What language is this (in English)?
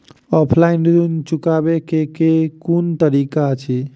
Maithili